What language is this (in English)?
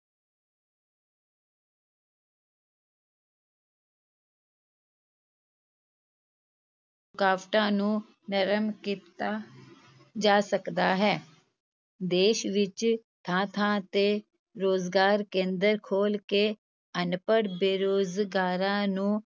Punjabi